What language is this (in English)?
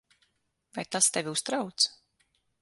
Latvian